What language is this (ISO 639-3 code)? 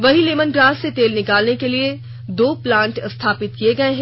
hin